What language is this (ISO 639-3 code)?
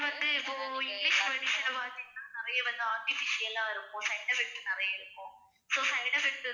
tam